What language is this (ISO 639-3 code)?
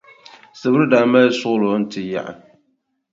dag